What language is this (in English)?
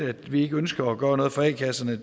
Danish